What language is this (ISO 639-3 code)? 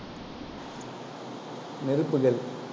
tam